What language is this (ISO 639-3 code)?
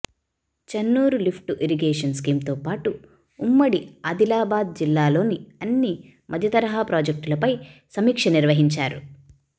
tel